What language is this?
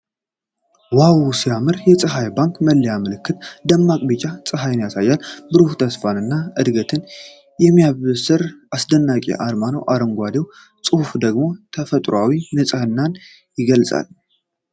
Amharic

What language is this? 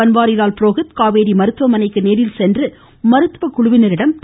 Tamil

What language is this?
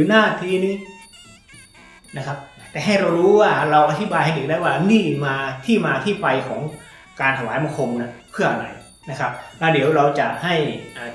Thai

